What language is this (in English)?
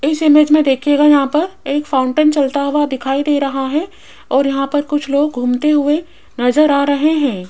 Hindi